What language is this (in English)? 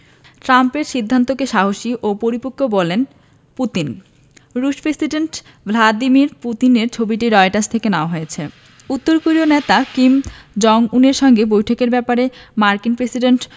Bangla